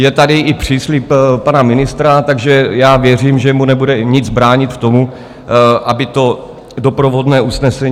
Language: Czech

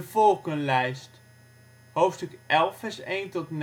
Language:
Dutch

